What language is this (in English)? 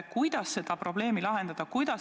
Estonian